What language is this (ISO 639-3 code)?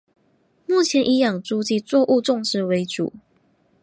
zho